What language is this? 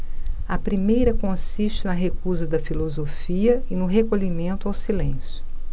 Portuguese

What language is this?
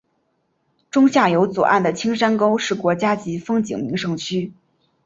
Chinese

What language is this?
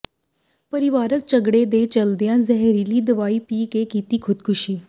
Punjabi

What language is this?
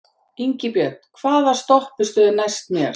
Icelandic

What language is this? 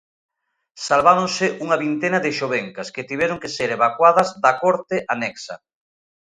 Galician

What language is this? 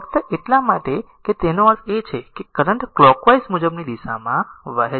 Gujarati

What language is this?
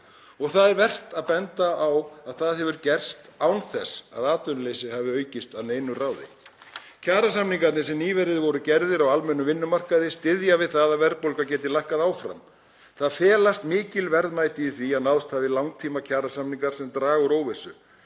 Icelandic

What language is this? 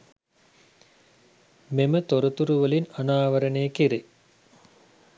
Sinhala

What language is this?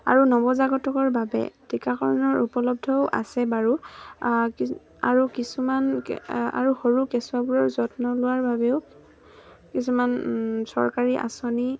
Assamese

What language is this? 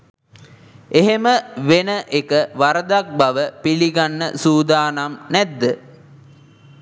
Sinhala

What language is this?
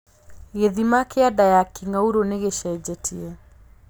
Kikuyu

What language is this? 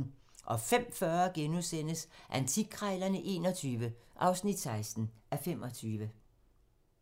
Danish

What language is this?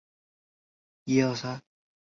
Chinese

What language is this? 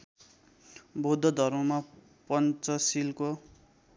Nepali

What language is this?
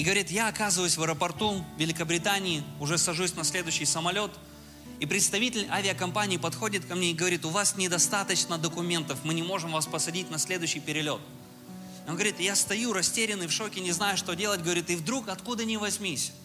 Russian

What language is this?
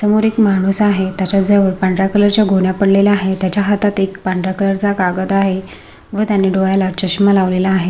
Marathi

